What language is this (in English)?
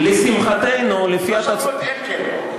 Hebrew